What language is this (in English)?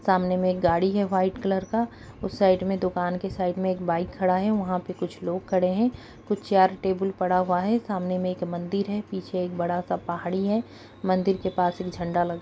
Kumaoni